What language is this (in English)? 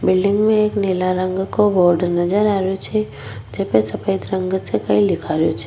Rajasthani